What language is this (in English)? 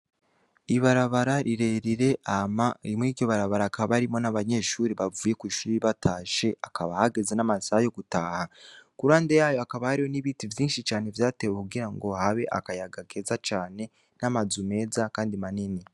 Rundi